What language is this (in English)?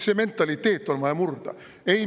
Estonian